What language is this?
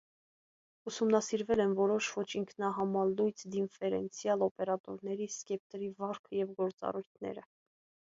Armenian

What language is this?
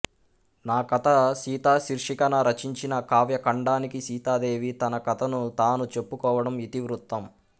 Telugu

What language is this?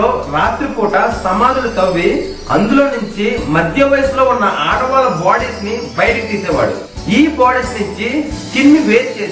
Telugu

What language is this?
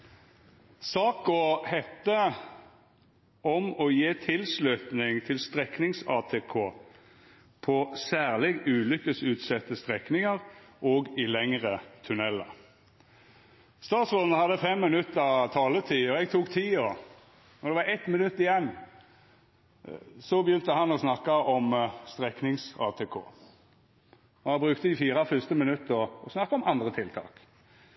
Norwegian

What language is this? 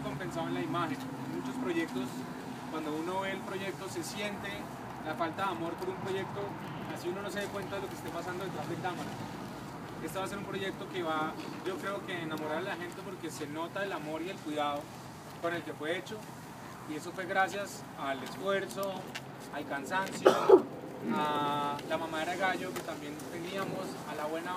Spanish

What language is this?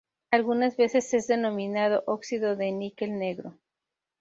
Spanish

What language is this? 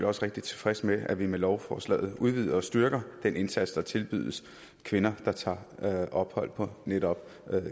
Danish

